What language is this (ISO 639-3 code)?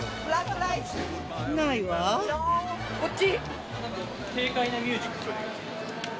jpn